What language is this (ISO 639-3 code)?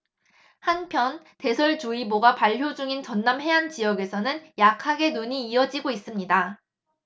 kor